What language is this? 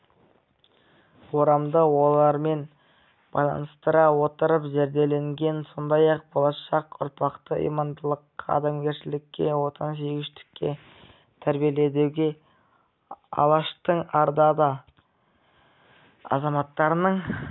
Kazakh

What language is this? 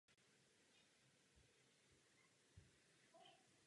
Czech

